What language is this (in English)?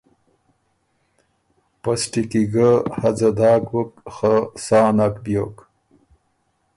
Ormuri